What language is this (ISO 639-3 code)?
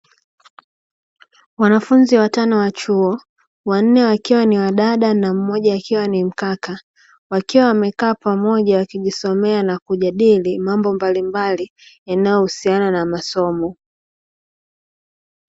swa